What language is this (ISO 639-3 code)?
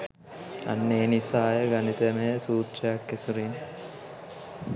sin